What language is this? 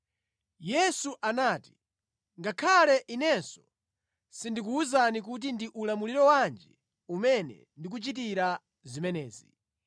Nyanja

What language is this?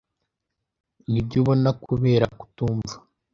Kinyarwanda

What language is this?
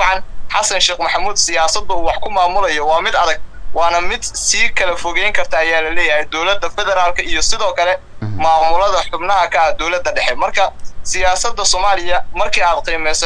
Arabic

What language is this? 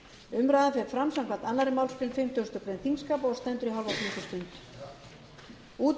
Icelandic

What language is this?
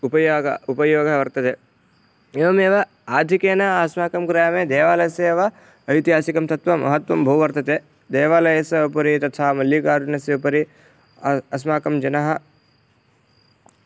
Sanskrit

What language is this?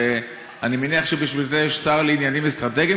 Hebrew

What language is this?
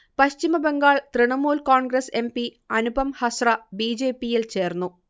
Malayalam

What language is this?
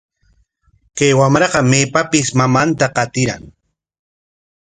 Corongo Ancash Quechua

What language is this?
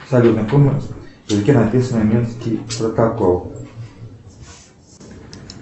Russian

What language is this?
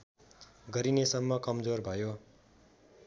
Nepali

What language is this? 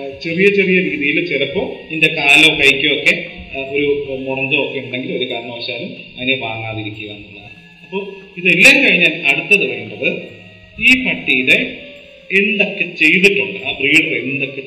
Malayalam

